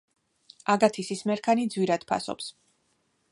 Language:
Georgian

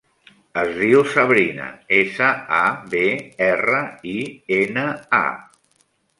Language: Catalan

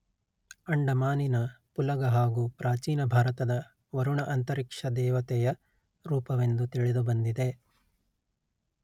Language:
Kannada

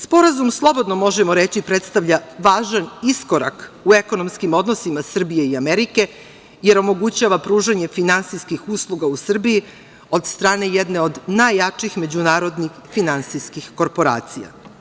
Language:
Serbian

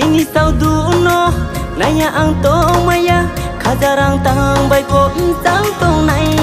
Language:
Thai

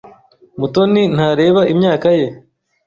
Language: Kinyarwanda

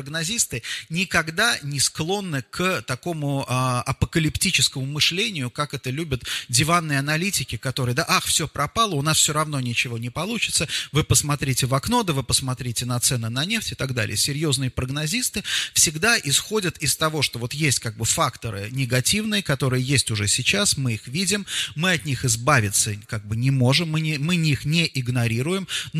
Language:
Russian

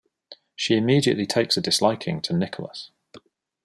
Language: English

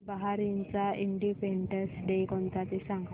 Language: Marathi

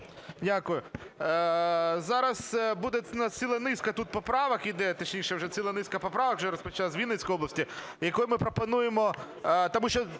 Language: Ukrainian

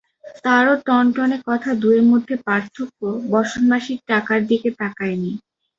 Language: Bangla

